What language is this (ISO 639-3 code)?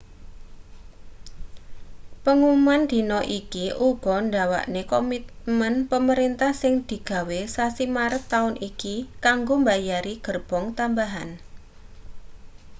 jav